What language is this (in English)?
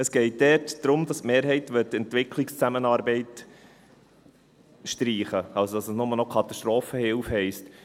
Swiss German